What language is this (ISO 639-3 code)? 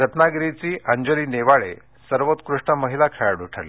mar